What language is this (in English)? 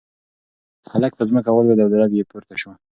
Pashto